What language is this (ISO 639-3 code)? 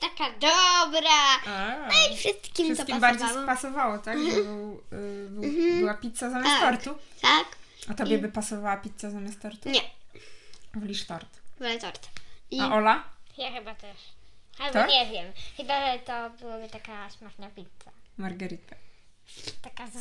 pol